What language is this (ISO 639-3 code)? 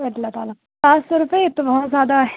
urd